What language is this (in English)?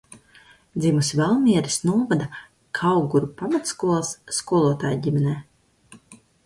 Latvian